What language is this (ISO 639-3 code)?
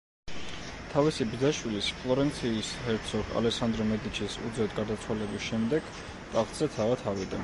kat